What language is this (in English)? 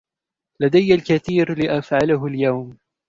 Arabic